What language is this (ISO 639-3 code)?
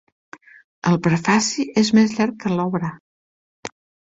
cat